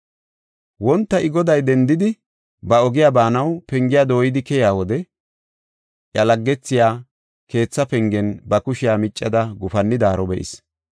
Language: Gofa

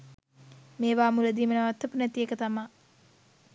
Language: Sinhala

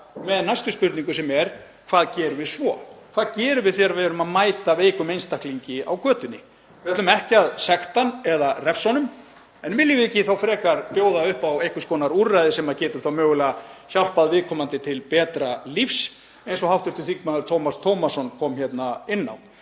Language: Icelandic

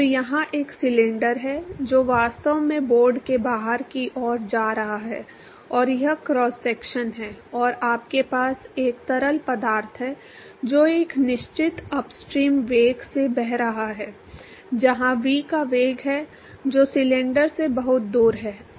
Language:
Hindi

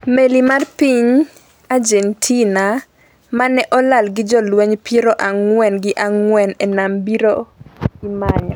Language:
Luo (Kenya and Tanzania)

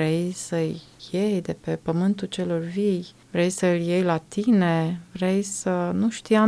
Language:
Romanian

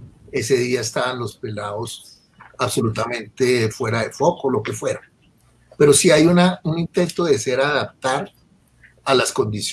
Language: Spanish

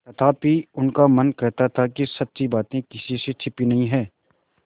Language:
Hindi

